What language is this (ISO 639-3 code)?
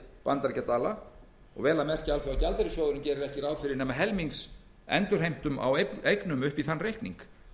isl